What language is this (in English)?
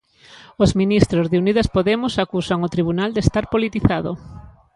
Galician